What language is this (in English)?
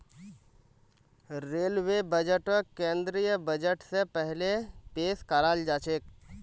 Magahi